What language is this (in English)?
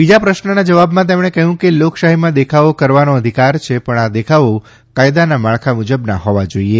Gujarati